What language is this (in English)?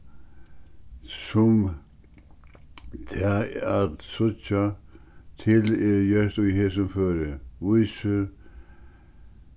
Faroese